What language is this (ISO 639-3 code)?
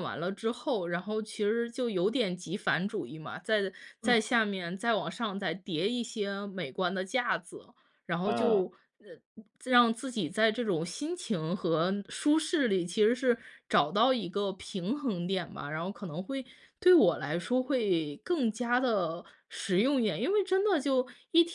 zho